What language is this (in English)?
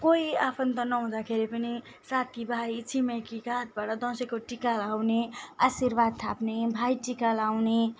Nepali